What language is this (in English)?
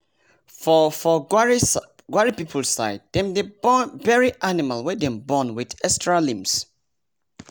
Nigerian Pidgin